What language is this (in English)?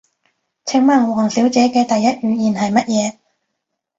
Cantonese